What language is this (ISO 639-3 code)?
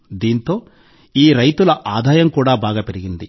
tel